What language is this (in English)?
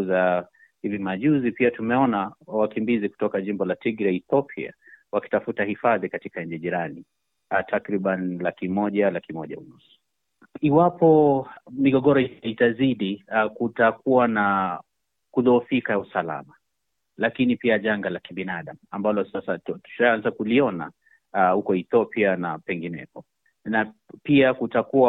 Swahili